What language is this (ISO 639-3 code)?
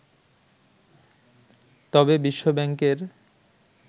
ben